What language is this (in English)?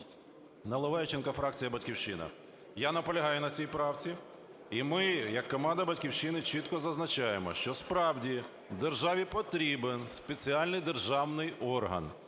Ukrainian